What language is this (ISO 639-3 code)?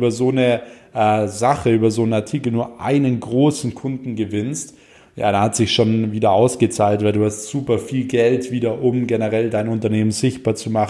deu